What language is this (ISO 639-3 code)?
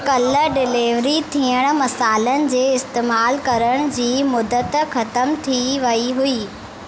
snd